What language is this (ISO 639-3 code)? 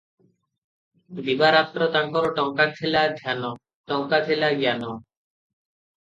ori